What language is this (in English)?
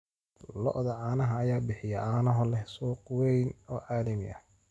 Somali